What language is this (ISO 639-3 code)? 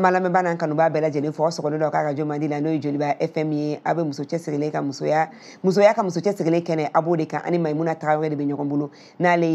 fra